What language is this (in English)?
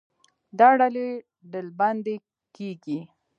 Pashto